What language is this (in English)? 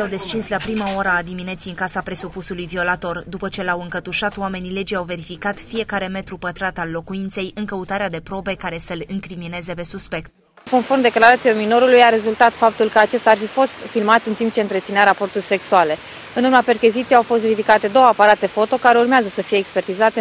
Romanian